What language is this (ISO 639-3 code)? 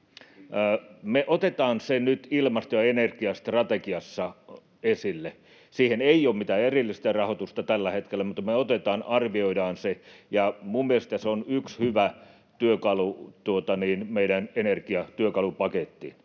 fin